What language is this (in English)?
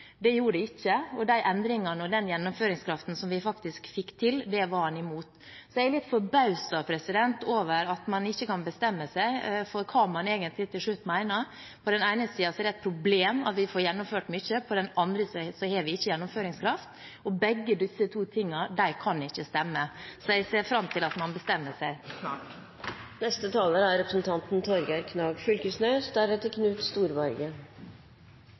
Norwegian